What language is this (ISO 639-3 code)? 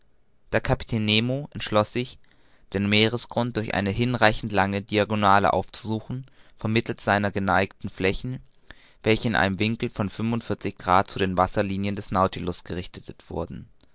deu